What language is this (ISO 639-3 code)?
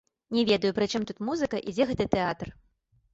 bel